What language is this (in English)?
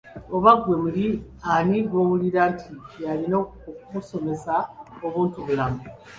Ganda